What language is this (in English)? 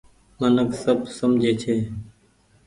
Goaria